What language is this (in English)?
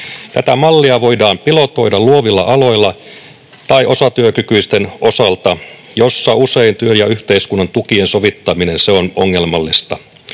Finnish